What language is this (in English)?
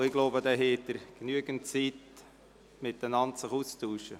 Swiss German